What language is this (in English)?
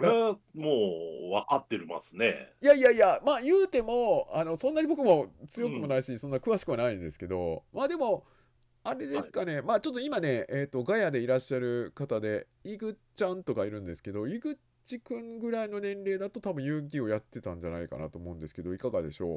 Japanese